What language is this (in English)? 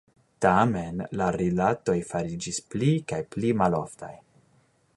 Esperanto